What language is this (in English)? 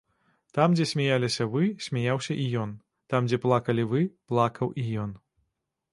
Belarusian